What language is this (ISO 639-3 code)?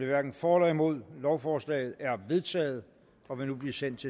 dan